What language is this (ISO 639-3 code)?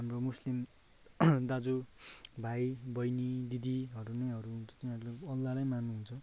nep